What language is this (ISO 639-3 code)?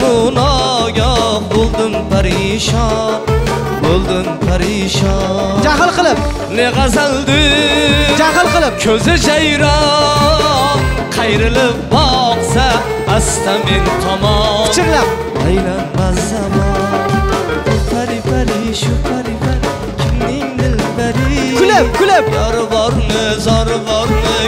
tur